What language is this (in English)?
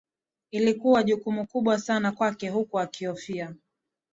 Swahili